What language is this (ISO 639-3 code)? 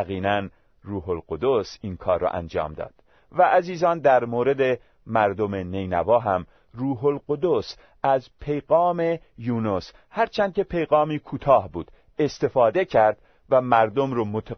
fas